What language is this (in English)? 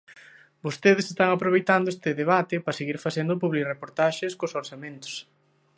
Galician